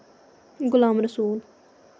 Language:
Kashmiri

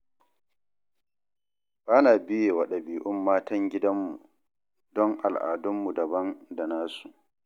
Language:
Hausa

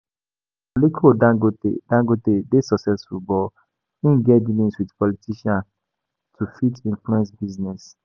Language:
Nigerian Pidgin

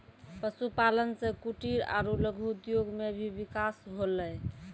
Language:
Maithili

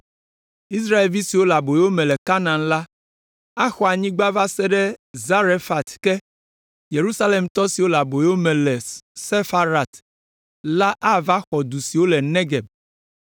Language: Ewe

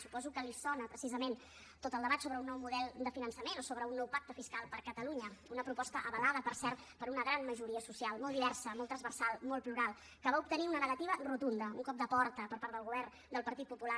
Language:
Catalan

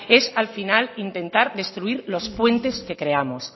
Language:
Spanish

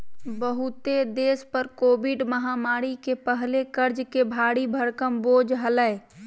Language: Magahi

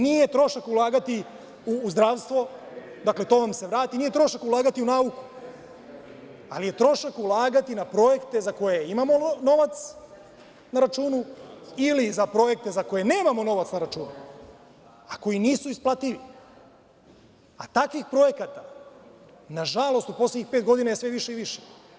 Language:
Serbian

